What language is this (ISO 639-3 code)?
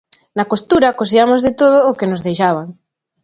glg